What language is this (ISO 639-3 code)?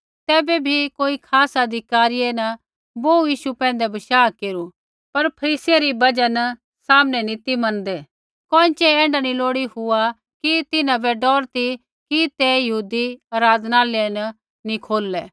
kfx